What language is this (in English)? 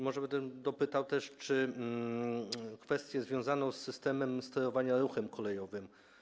Polish